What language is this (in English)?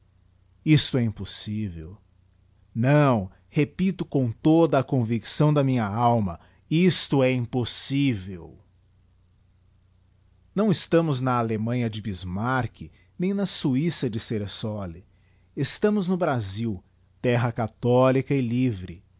Portuguese